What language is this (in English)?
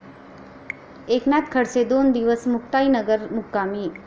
Marathi